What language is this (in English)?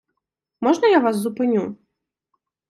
Ukrainian